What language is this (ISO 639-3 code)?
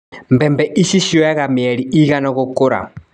kik